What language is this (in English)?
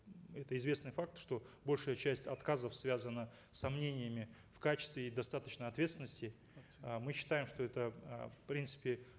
Kazakh